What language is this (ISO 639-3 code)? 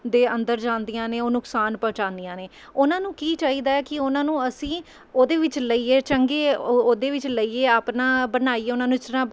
pan